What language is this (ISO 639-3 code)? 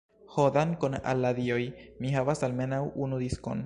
epo